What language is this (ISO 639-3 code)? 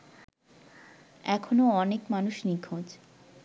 ben